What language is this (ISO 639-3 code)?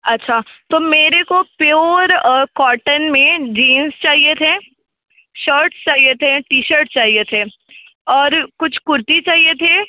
hin